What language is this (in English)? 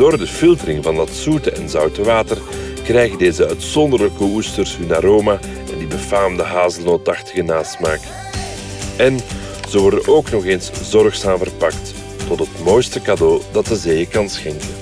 Dutch